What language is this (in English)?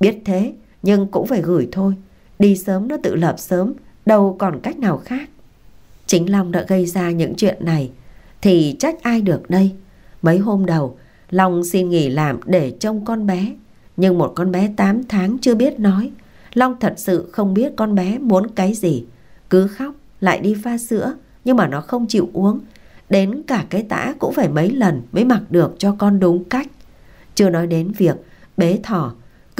Vietnamese